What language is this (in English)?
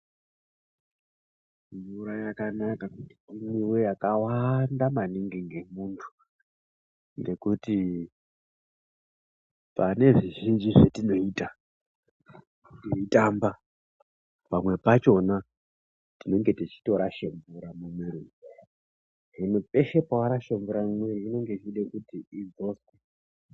Ndau